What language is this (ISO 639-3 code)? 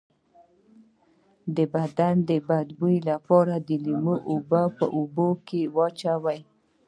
pus